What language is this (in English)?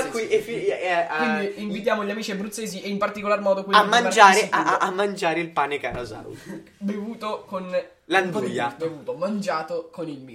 Italian